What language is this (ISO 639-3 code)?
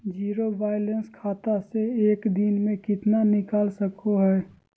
mag